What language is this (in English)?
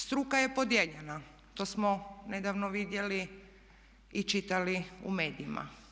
Croatian